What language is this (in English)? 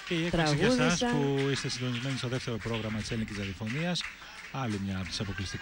Greek